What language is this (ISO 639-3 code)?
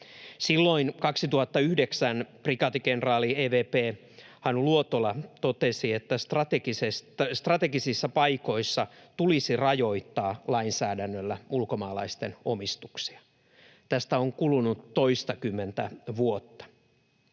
fin